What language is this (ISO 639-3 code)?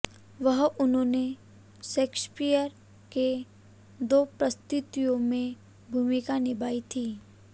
hin